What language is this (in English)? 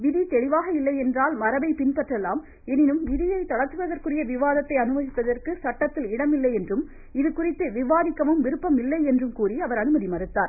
Tamil